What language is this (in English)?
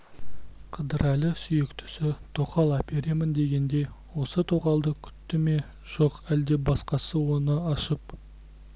Kazakh